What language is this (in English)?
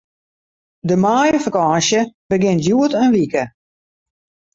Western Frisian